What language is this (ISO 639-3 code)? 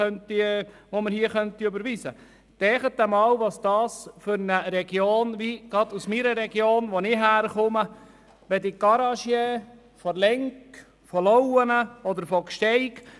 gsw